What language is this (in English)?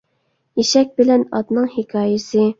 Uyghur